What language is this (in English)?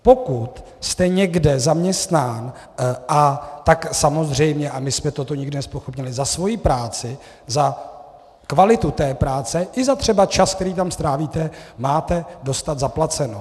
Czech